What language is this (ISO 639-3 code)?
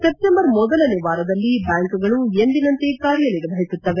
kan